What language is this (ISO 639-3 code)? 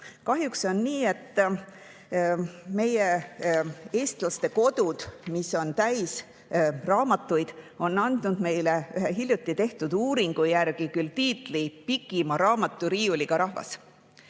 est